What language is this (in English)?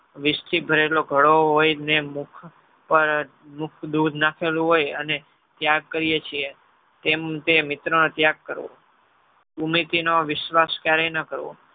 Gujarati